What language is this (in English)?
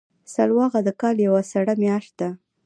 Pashto